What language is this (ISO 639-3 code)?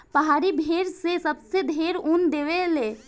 bho